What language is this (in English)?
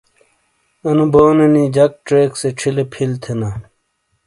Shina